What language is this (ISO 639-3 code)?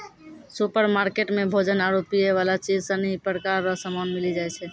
mai